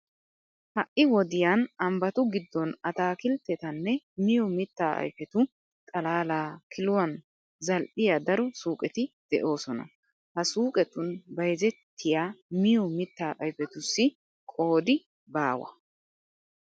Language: Wolaytta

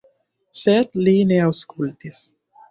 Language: Esperanto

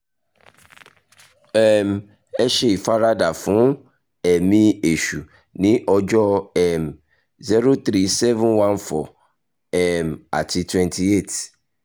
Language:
Yoruba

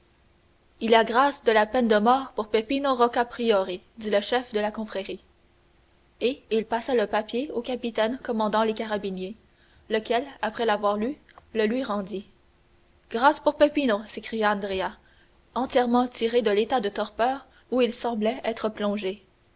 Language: French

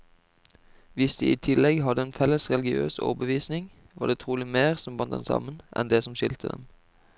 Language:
Norwegian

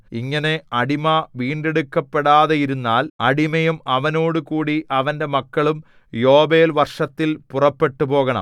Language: Malayalam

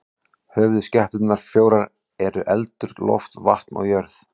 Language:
Icelandic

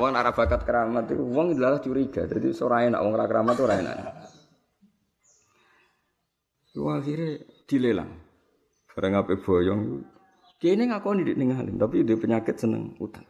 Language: Malay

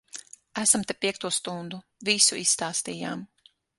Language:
Latvian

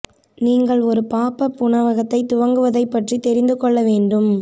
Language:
Tamil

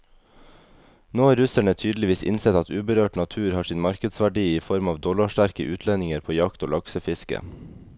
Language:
Norwegian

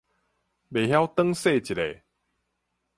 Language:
Min Nan Chinese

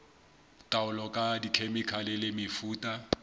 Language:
Southern Sotho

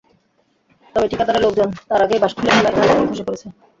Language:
Bangla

